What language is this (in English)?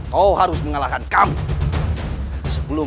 Indonesian